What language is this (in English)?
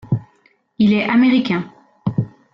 French